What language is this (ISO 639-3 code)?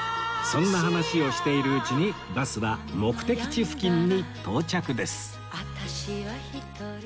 jpn